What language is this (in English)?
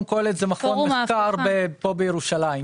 Hebrew